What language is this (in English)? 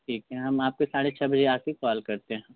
Hindi